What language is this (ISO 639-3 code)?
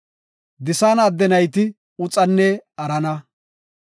gof